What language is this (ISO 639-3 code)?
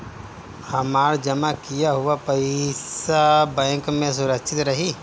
bho